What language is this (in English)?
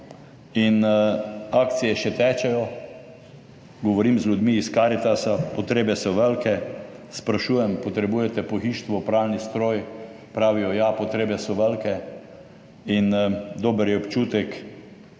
Slovenian